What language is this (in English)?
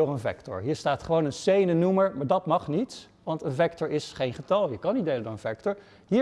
Dutch